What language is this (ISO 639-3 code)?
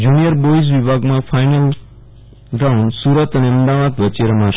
guj